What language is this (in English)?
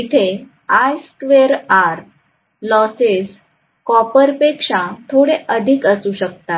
Marathi